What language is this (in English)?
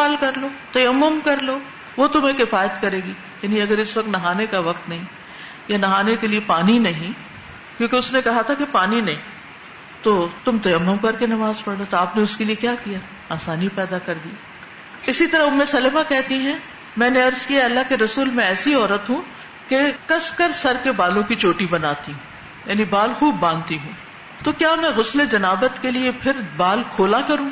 Urdu